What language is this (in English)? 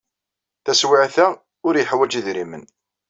Kabyle